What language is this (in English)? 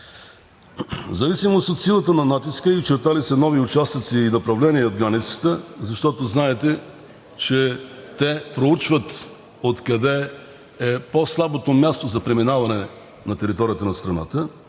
Bulgarian